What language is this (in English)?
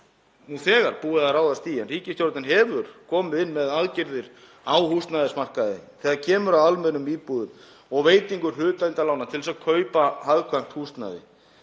Icelandic